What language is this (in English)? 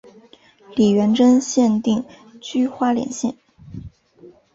Chinese